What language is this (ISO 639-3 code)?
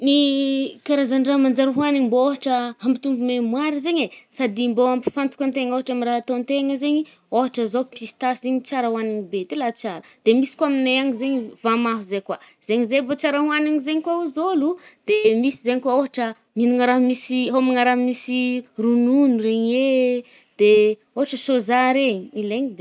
bmm